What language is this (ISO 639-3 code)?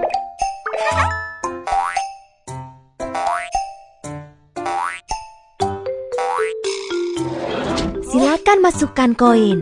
ind